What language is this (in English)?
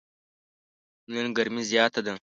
Pashto